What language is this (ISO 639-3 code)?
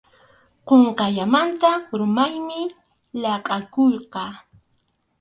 qxu